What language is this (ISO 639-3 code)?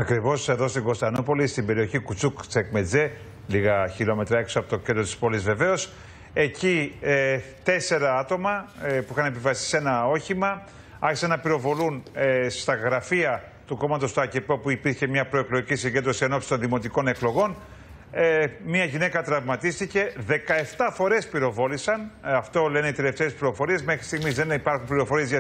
ell